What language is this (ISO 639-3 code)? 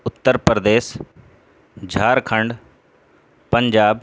urd